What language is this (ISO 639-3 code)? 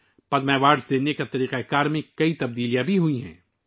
urd